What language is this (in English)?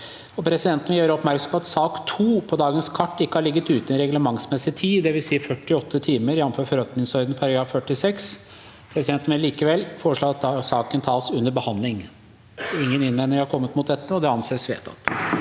Norwegian